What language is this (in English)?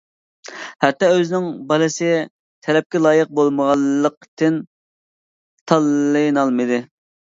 Uyghur